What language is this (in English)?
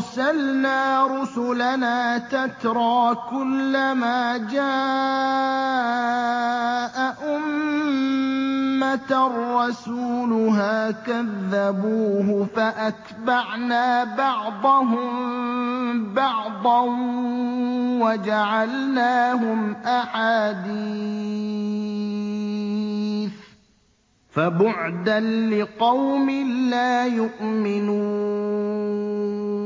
Arabic